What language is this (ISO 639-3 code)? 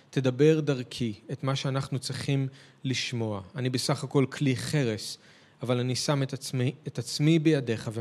heb